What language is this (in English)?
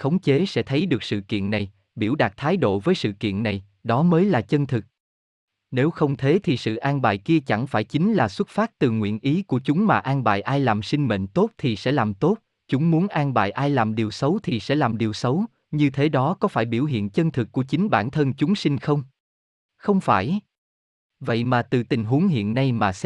Vietnamese